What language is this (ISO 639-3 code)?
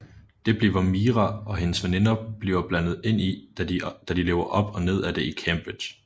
dan